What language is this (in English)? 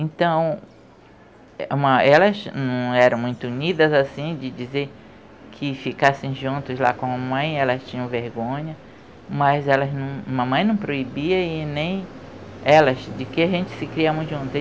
Portuguese